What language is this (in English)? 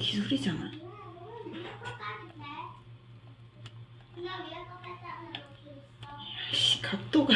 Korean